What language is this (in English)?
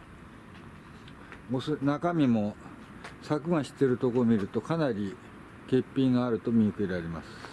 Japanese